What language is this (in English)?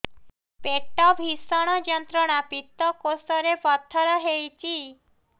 Odia